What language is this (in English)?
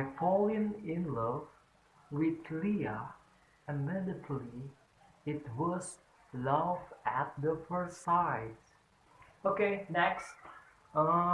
Indonesian